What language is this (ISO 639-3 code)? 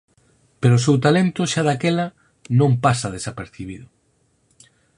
glg